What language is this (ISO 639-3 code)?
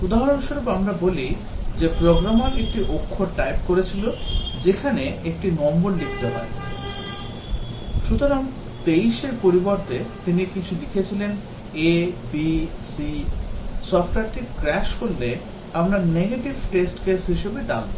ben